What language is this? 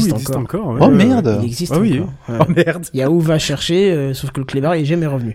French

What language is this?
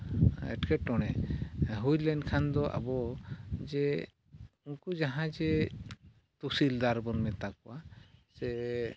Santali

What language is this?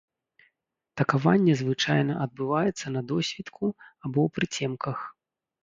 Belarusian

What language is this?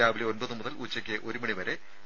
Malayalam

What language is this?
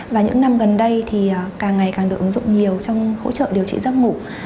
Vietnamese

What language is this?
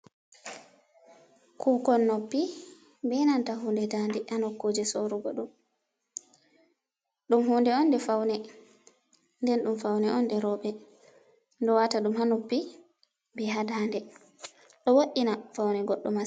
Fula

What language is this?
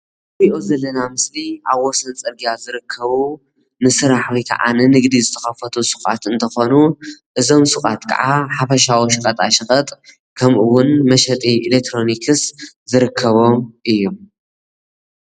Tigrinya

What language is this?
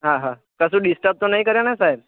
Gujarati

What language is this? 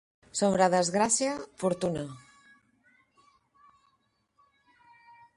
Catalan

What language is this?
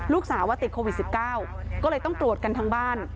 Thai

